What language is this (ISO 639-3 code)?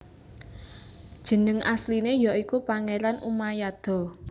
jav